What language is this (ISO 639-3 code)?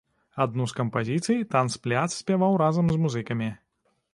bel